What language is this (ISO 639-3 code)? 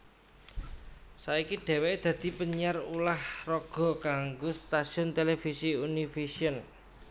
jav